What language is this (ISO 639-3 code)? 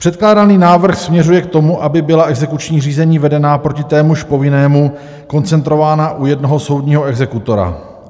ces